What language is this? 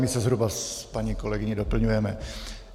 Czech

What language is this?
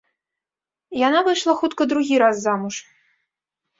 Belarusian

